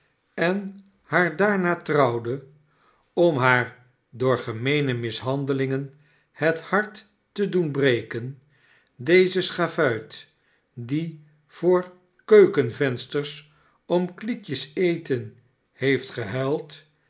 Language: Dutch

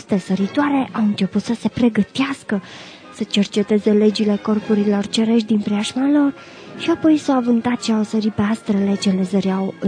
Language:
Romanian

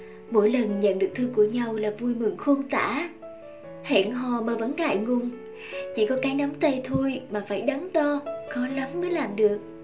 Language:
Vietnamese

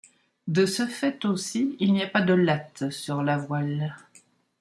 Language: French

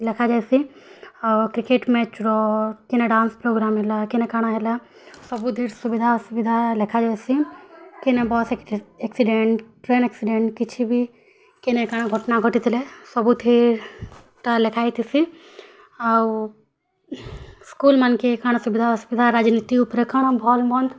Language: Odia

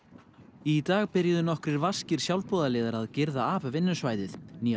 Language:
Icelandic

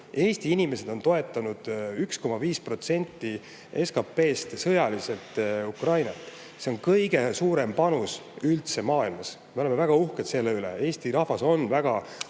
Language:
Estonian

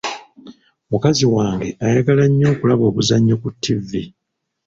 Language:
Ganda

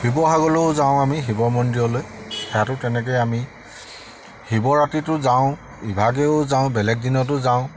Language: Assamese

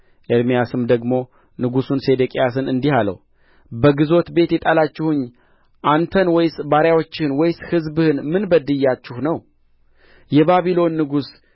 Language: Amharic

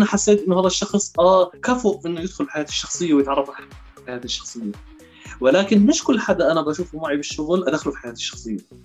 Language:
Arabic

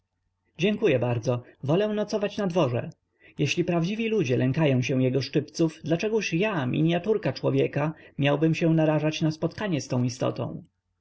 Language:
Polish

